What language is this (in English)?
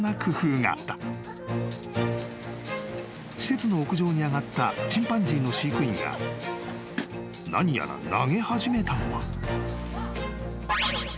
Japanese